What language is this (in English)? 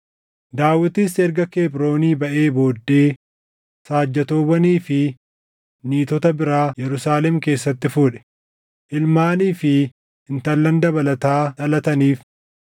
Oromo